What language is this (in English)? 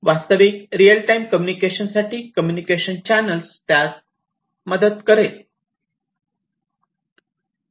Marathi